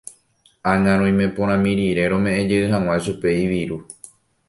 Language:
Guarani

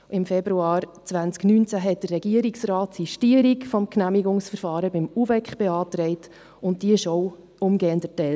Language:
Swiss German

